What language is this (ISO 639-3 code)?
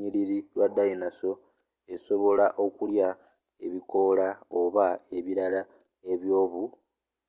lug